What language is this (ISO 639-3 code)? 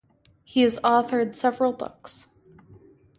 eng